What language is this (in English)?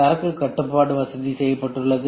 Tamil